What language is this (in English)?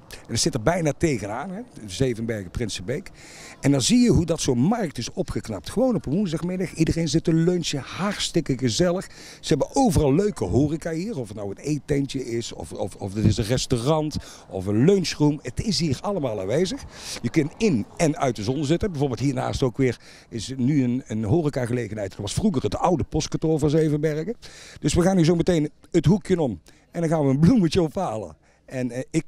Dutch